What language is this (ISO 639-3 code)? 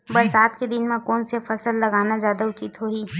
hne